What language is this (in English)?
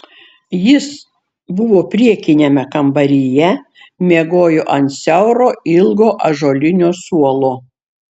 Lithuanian